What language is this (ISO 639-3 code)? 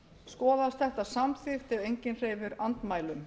isl